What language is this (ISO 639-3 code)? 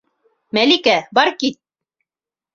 bak